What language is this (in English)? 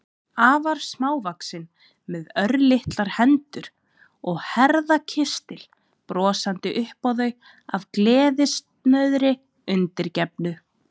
Icelandic